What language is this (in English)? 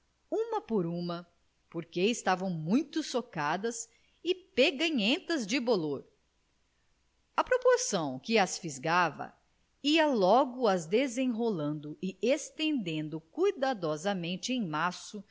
Portuguese